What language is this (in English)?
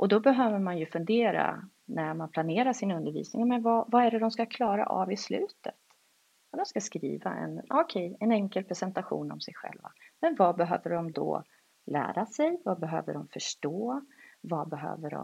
Swedish